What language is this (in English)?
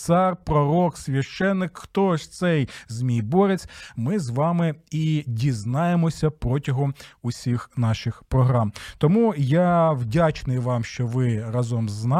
Ukrainian